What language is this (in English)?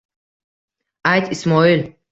Uzbek